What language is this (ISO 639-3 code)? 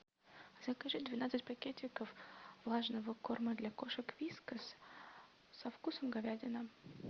rus